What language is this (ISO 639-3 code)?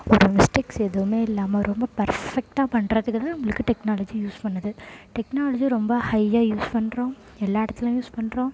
tam